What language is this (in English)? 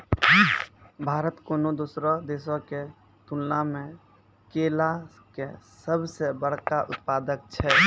Maithili